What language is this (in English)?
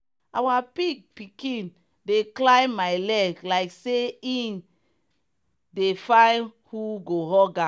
Nigerian Pidgin